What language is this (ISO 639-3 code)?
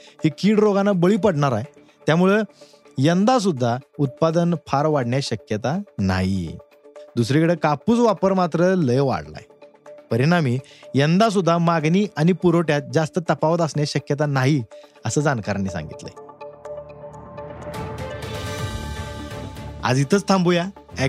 mar